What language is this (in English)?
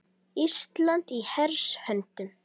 Icelandic